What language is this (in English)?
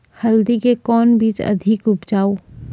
Maithili